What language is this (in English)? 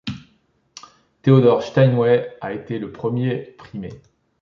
French